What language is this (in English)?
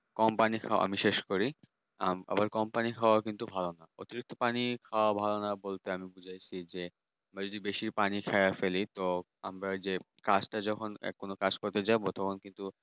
Bangla